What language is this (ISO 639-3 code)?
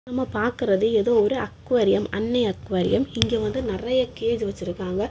tam